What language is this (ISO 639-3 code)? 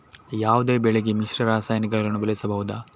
kan